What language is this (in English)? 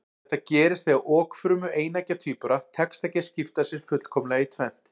Icelandic